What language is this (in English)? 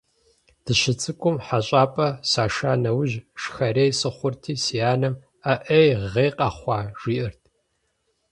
Kabardian